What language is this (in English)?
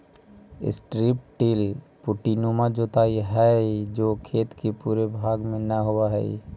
Magahi